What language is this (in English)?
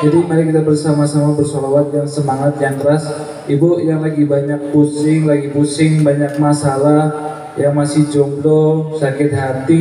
Indonesian